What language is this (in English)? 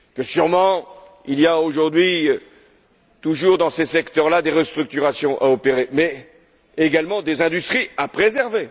French